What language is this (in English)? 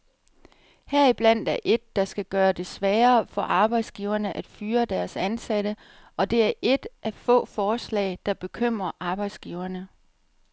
Danish